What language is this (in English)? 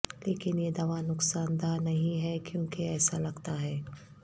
Urdu